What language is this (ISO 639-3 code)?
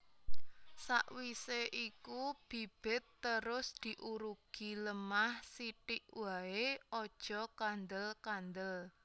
jav